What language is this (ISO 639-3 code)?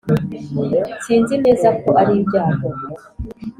kin